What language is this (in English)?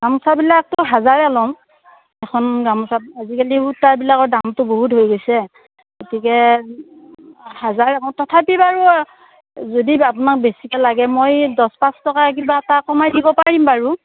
Assamese